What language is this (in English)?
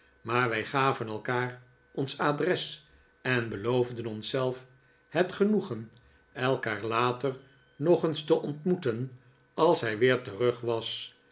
Dutch